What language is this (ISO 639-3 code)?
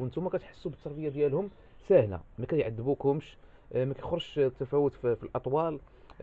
ara